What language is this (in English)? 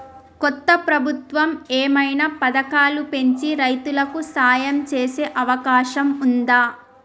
Telugu